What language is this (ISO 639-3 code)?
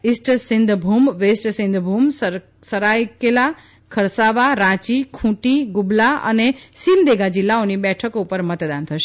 guj